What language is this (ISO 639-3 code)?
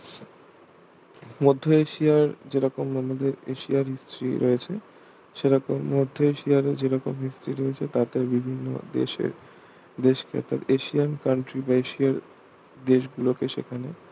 ben